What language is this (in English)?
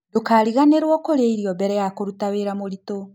Kikuyu